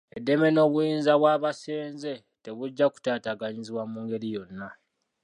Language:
Ganda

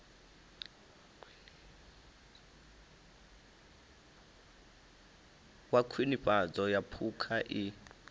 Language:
Venda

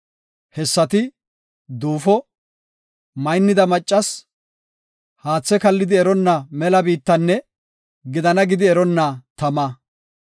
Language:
Gofa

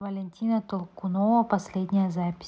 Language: Russian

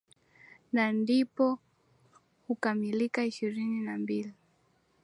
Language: Swahili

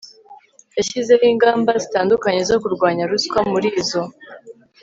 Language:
Kinyarwanda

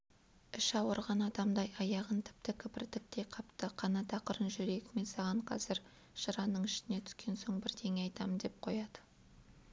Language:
Kazakh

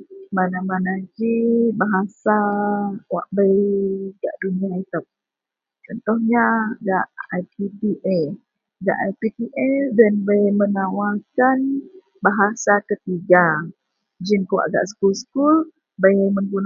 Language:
Central Melanau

